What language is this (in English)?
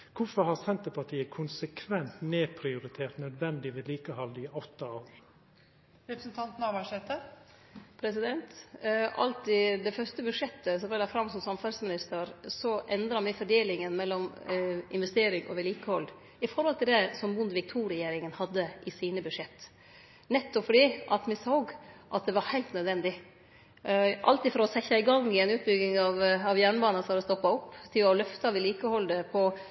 Norwegian Nynorsk